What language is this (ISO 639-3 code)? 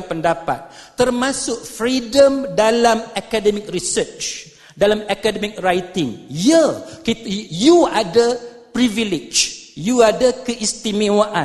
msa